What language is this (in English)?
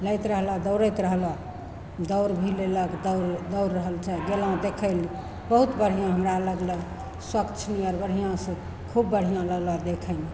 Maithili